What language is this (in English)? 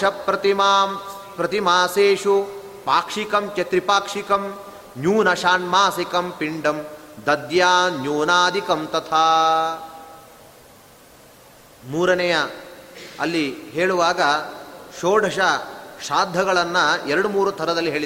Kannada